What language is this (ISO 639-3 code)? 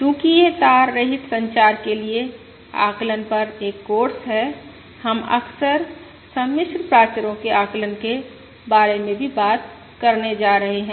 hin